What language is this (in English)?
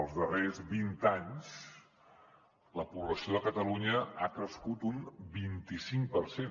Catalan